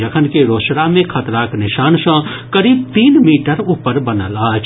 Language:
Maithili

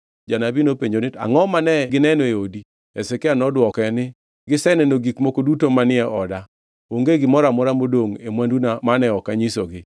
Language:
Luo (Kenya and Tanzania)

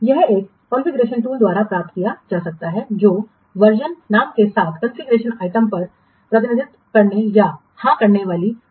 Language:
Hindi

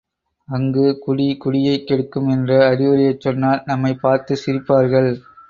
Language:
Tamil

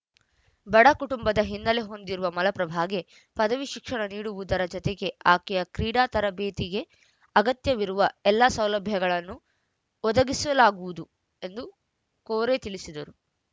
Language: Kannada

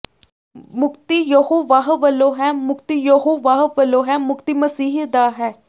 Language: Punjabi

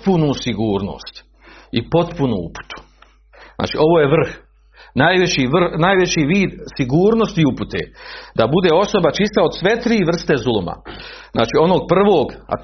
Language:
Croatian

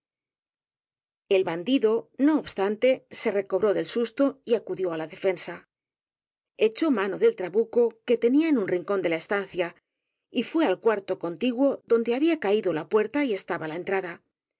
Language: Spanish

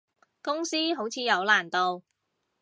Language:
Cantonese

